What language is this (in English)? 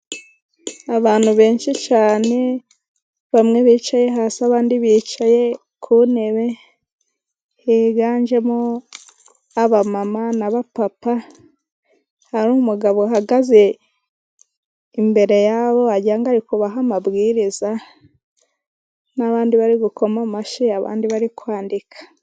Kinyarwanda